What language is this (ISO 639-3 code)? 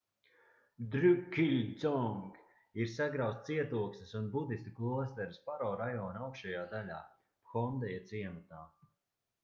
lav